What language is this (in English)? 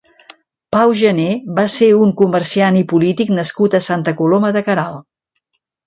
Catalan